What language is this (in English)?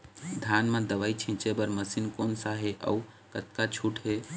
Chhattisgarhi